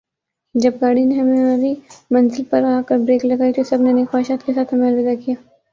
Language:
Urdu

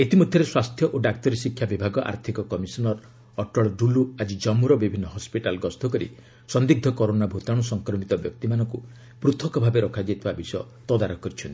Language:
Odia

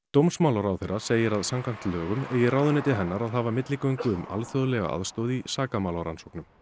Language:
Icelandic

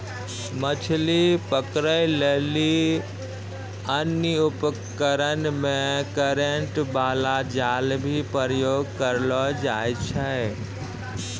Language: Maithili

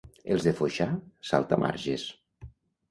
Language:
Catalan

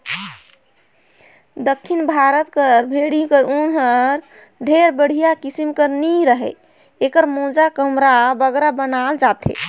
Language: Chhattisgarhi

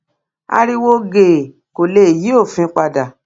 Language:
Yoruba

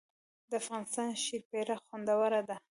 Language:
Pashto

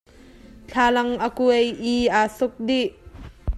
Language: Hakha Chin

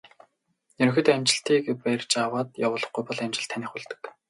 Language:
Mongolian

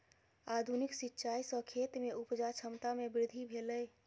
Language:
Maithili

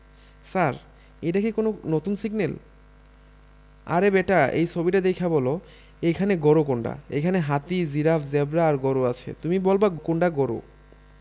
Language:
Bangla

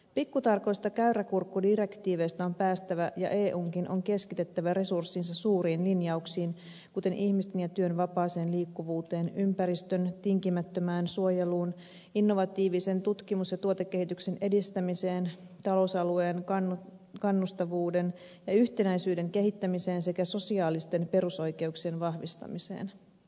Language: Finnish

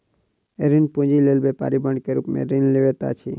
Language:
Maithili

